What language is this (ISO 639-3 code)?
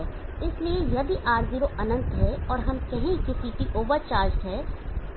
hin